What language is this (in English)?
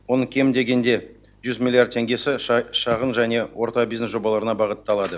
Kazakh